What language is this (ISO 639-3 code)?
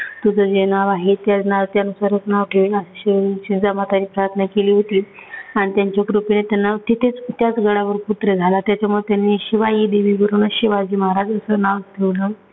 mar